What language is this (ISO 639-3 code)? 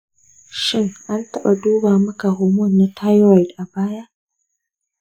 hau